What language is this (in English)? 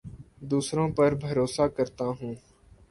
Urdu